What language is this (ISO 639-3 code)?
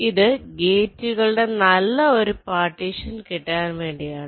mal